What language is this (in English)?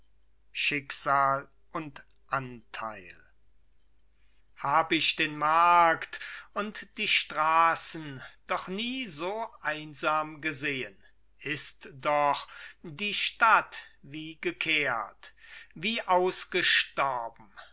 German